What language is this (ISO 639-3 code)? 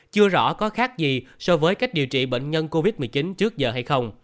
vie